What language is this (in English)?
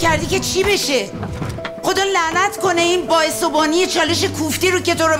Persian